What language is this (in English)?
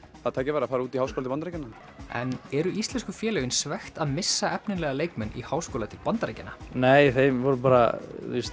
Icelandic